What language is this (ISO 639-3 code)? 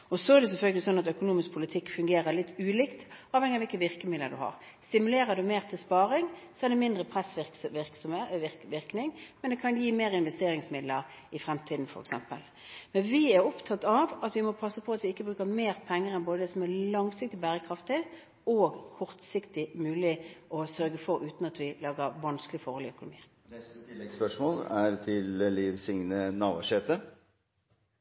nor